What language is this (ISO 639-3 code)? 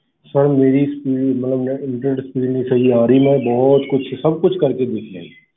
pan